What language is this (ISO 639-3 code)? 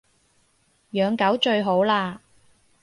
yue